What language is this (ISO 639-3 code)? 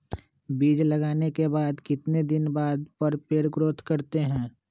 mag